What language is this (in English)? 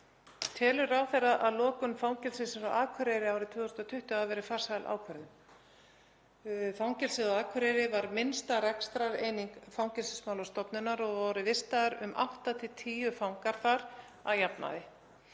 Icelandic